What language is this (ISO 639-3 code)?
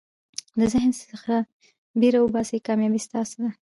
pus